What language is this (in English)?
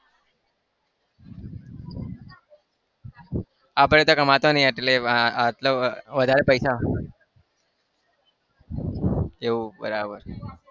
Gujarati